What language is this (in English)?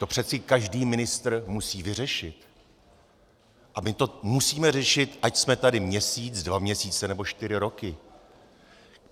Czech